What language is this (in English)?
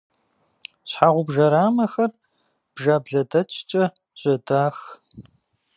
Kabardian